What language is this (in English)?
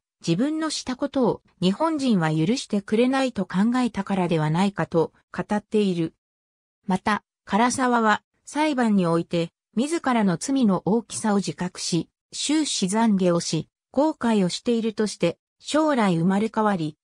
Japanese